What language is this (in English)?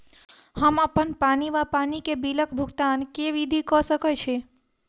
Maithili